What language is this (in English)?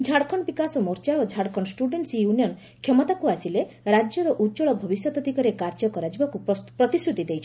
Odia